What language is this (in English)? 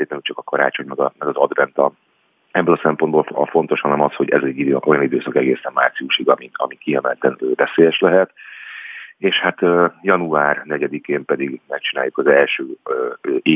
Hungarian